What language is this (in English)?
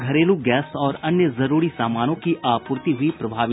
Hindi